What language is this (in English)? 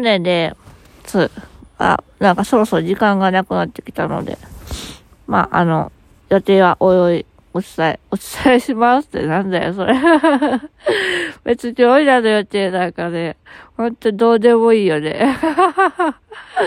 Japanese